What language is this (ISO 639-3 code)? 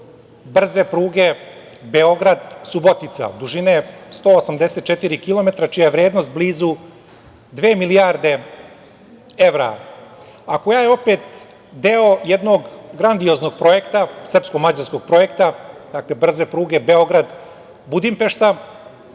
srp